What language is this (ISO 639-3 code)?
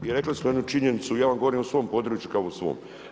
hrv